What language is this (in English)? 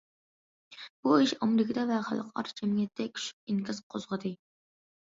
Uyghur